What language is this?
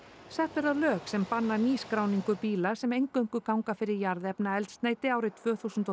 Icelandic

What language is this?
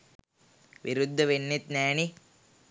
Sinhala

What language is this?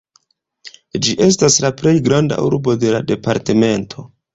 Esperanto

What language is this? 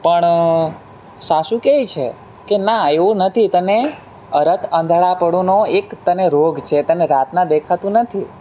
Gujarati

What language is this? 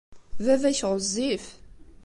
Kabyle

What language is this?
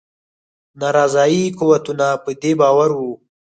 Pashto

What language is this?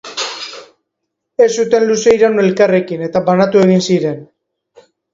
Basque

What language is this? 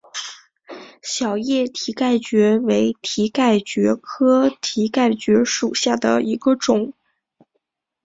Chinese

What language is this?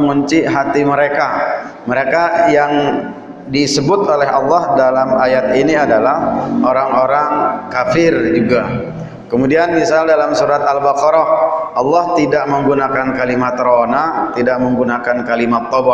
Indonesian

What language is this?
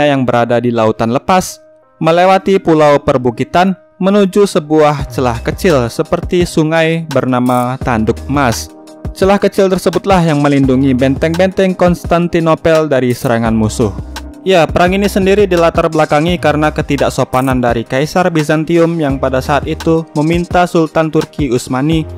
Indonesian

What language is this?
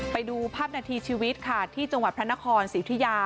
Thai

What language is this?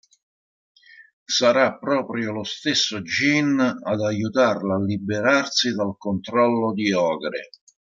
Italian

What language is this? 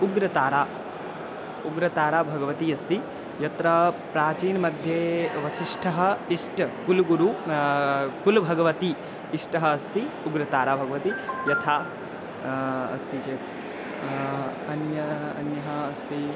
Sanskrit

